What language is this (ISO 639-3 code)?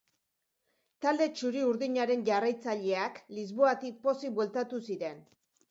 eus